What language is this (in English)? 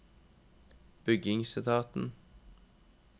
Norwegian